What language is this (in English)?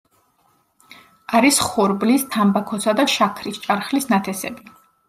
Georgian